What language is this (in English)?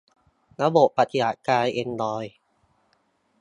Thai